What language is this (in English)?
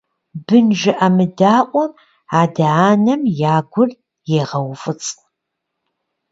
Kabardian